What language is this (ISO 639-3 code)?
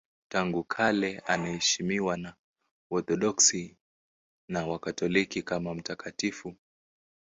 swa